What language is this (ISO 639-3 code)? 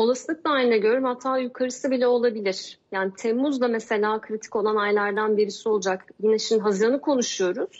tur